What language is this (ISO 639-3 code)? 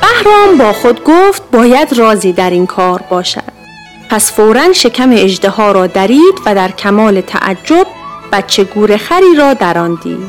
fas